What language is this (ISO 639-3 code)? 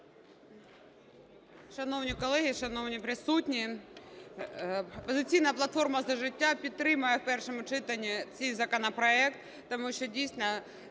ukr